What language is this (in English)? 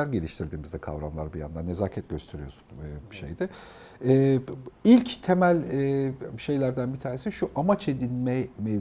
Turkish